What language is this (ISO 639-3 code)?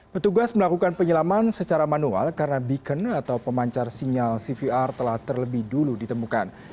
ind